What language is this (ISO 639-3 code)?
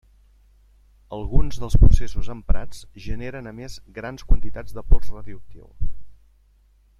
cat